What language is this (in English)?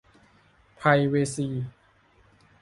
Thai